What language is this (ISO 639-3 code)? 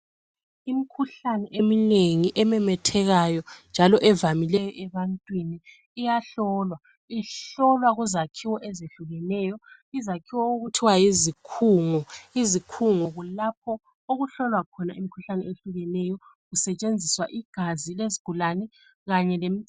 nde